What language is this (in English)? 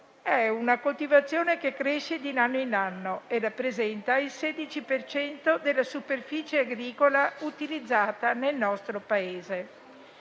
Italian